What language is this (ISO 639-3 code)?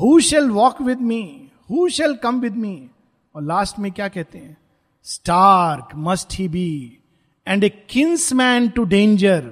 hin